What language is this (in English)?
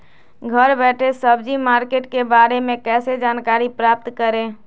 Magahi